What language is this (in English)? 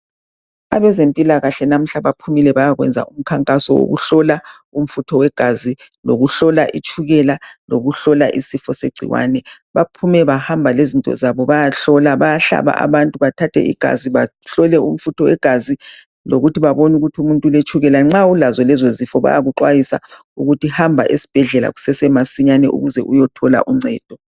North Ndebele